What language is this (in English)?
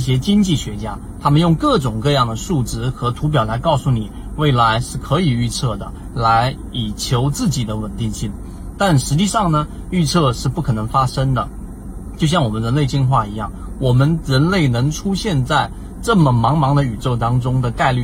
Chinese